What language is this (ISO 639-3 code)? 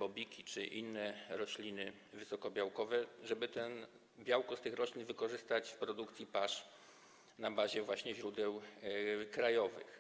pol